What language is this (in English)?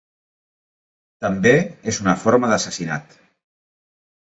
Catalan